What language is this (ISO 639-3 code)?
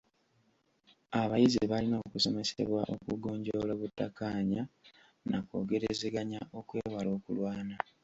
lug